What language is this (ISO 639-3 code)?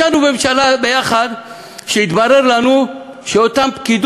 heb